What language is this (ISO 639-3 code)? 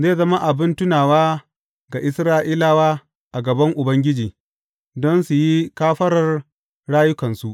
hau